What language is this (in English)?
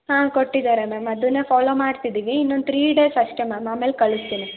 Kannada